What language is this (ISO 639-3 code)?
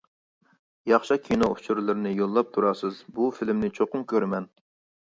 uig